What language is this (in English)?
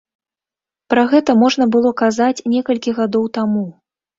Belarusian